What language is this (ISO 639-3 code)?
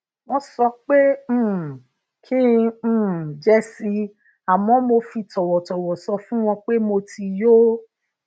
yor